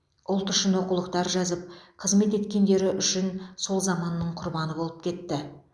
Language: Kazakh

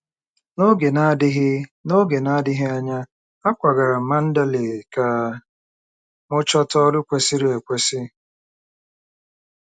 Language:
Igbo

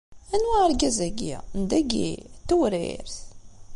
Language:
Kabyle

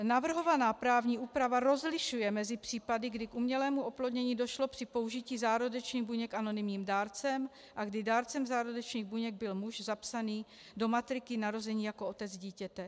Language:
Czech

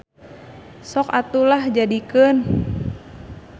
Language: Sundanese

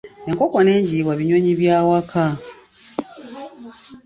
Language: Ganda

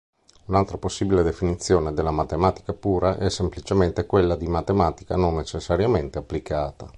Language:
Italian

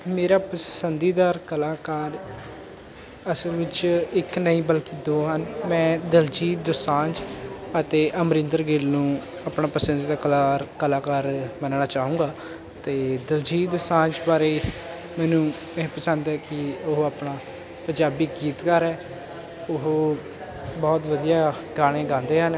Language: Punjabi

